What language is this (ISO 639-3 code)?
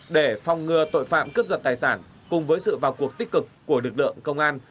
vie